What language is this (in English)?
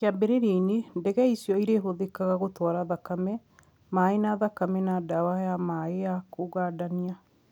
Kikuyu